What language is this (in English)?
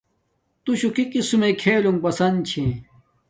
Domaaki